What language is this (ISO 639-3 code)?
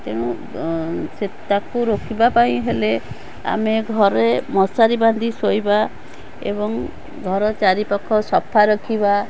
ori